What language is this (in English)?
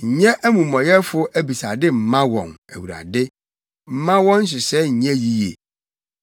Akan